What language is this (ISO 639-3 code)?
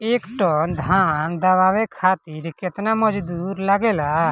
bho